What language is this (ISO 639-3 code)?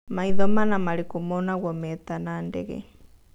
kik